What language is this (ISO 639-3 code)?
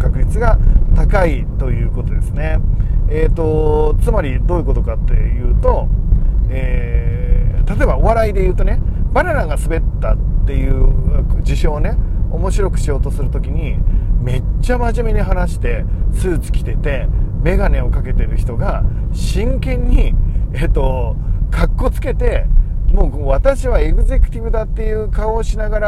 jpn